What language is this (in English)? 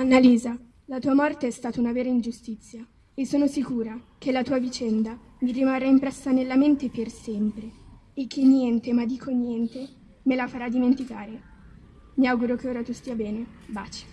Italian